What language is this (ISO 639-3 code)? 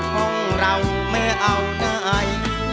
tha